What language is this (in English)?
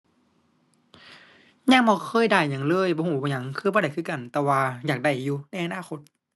Thai